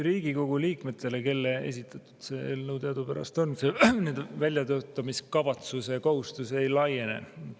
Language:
Estonian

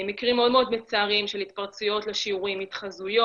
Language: Hebrew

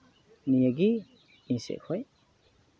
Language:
Santali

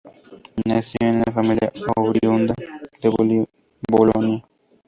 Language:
Spanish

